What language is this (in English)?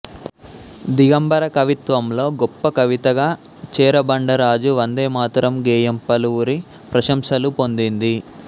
Telugu